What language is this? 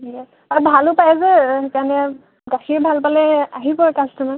Assamese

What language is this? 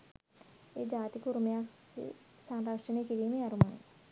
Sinhala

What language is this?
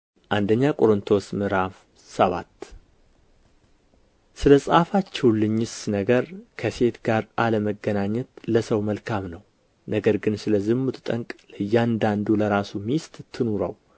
Amharic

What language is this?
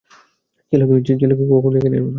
Bangla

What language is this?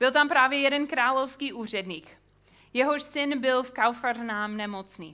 Czech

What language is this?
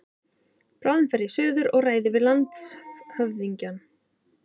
Icelandic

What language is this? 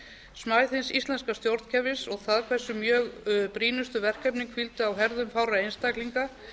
Icelandic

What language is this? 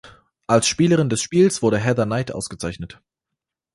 German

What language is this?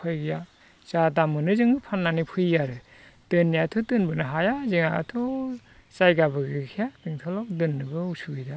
Bodo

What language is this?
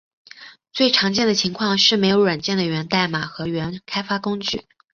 Chinese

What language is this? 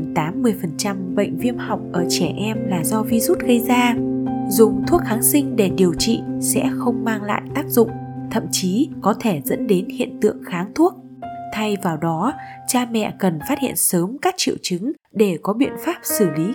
Vietnamese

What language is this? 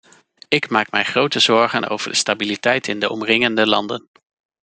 Dutch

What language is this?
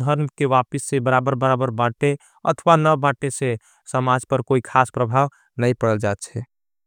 Angika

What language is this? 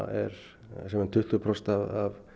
Icelandic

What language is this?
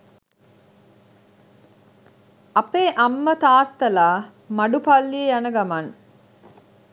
Sinhala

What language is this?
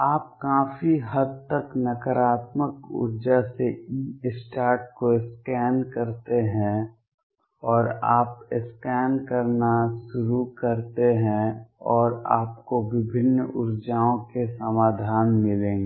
Hindi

